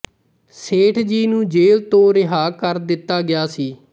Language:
Punjabi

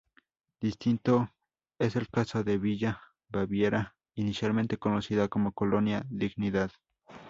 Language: Spanish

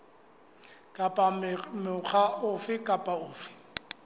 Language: Southern Sotho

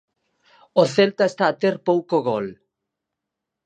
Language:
Galician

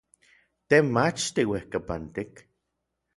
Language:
Orizaba Nahuatl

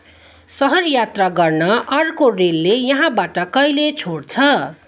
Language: Nepali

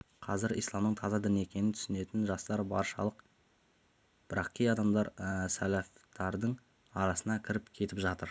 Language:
Kazakh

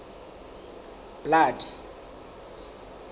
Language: Southern Sotho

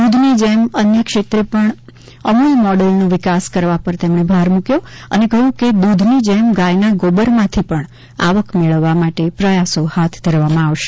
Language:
Gujarati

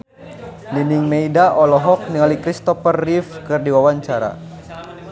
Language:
Sundanese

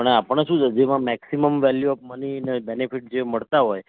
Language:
Gujarati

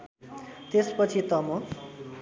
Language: Nepali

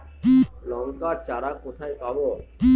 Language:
Bangla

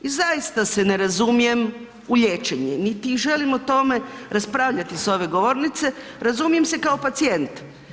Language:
Croatian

